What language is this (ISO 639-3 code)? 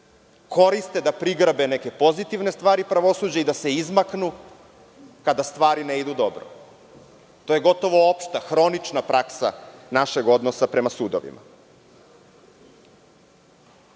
srp